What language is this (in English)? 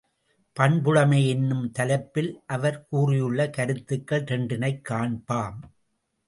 Tamil